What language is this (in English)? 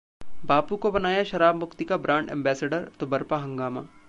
Hindi